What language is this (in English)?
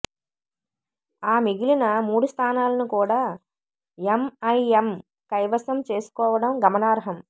Telugu